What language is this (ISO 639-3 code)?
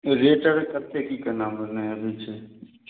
mai